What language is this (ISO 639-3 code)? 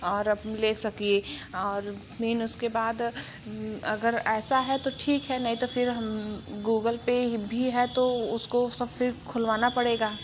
hin